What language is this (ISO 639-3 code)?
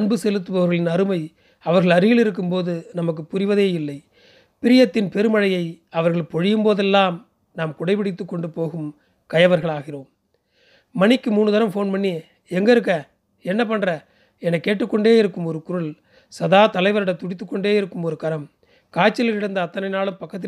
tam